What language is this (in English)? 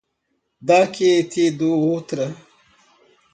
Portuguese